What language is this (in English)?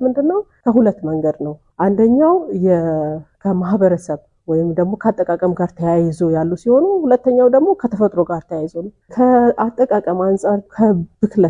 Amharic